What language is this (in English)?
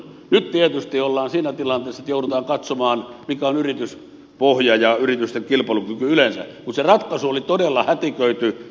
Finnish